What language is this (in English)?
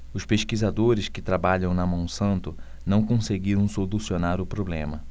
Portuguese